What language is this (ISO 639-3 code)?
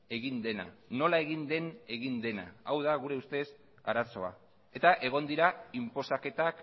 eus